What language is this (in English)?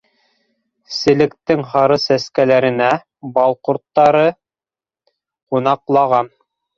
Bashkir